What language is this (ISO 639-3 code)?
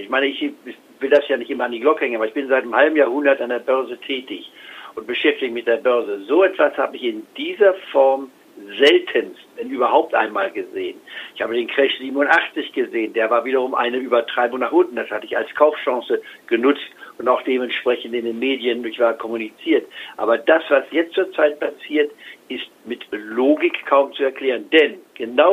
deu